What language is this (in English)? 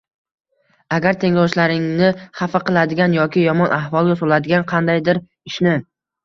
Uzbek